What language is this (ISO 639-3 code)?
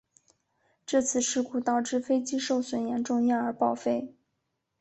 zho